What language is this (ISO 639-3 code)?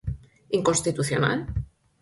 glg